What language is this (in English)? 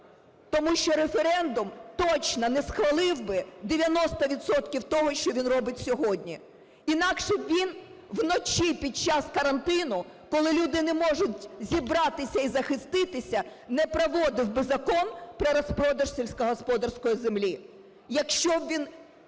Ukrainian